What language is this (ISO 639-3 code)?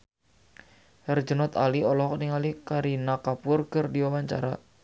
sun